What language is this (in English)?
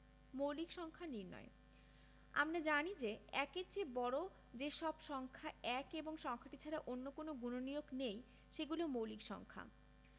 Bangla